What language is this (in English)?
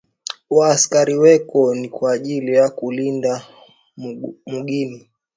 Swahili